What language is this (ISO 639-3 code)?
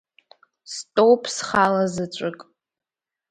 abk